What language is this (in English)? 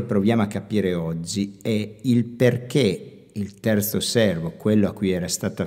Italian